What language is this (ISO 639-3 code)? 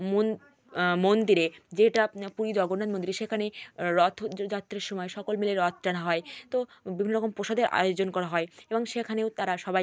ben